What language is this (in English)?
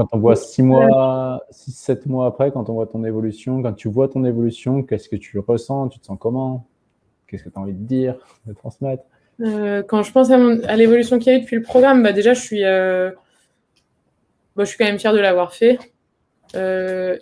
French